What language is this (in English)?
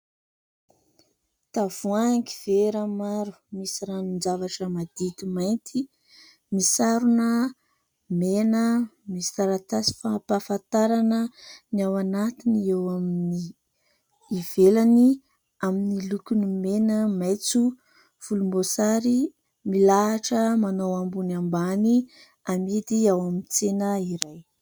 Malagasy